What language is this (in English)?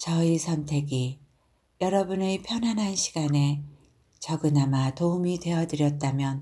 Korean